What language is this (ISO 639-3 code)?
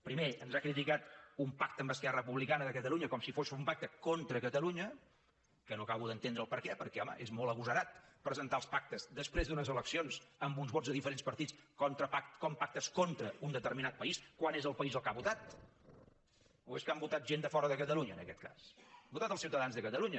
cat